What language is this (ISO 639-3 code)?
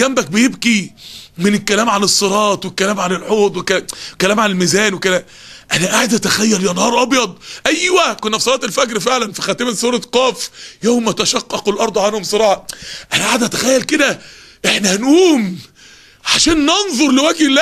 ara